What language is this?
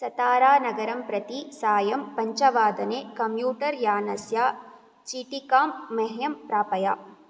Sanskrit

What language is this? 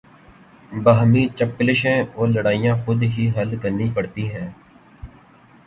Urdu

